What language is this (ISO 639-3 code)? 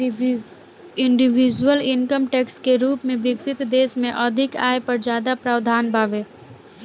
bho